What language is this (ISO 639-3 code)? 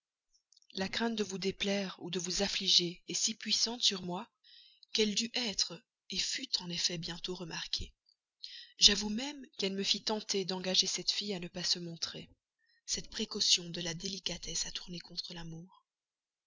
fra